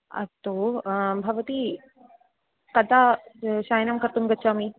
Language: Sanskrit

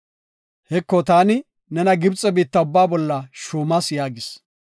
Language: Gofa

